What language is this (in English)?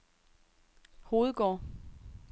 Danish